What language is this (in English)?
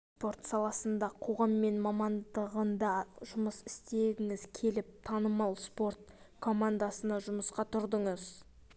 Kazakh